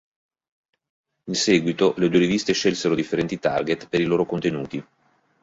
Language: Italian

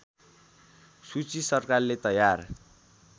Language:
Nepali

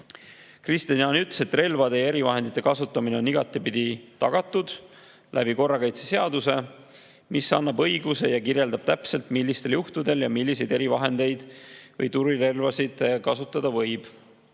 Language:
Estonian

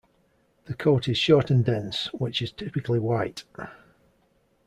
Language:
English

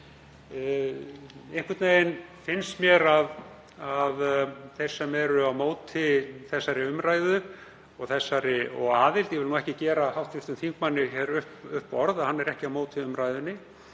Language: Icelandic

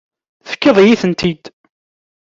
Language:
Kabyle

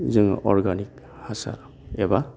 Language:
Bodo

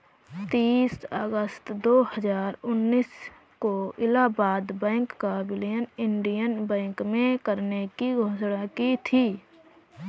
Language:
Hindi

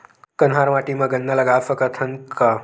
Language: Chhattisgarhi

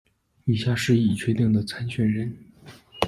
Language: Chinese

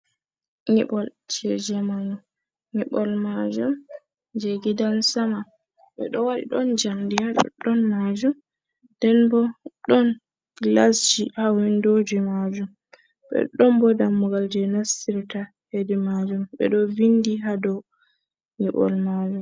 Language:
Fula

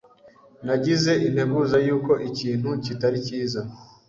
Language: Kinyarwanda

